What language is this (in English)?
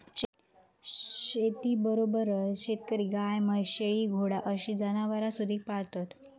Marathi